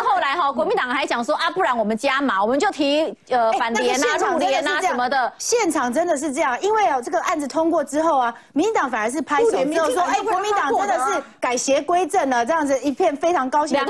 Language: Chinese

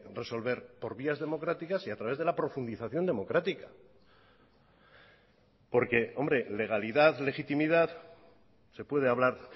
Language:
Spanish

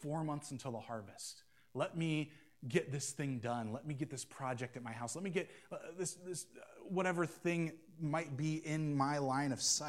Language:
English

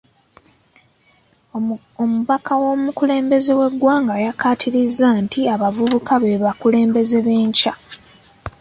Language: Ganda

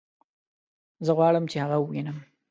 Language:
Pashto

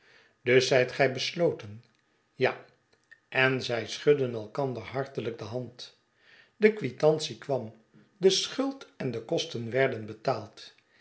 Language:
Dutch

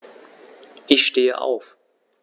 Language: German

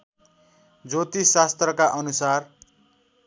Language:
Nepali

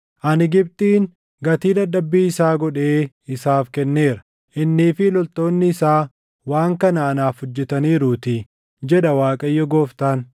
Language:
Oromo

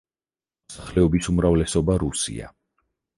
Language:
Georgian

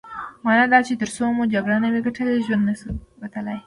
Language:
Pashto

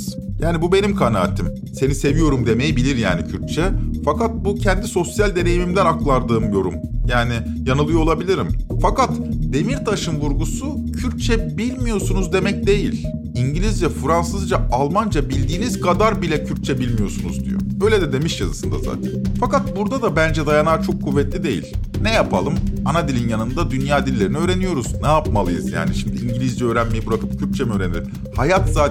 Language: Turkish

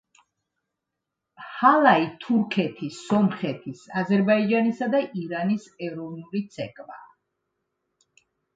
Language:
Georgian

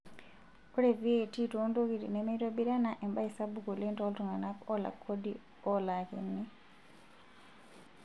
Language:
Masai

